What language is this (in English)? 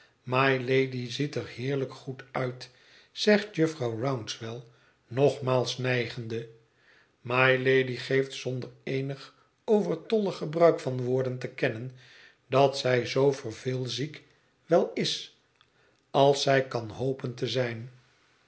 Dutch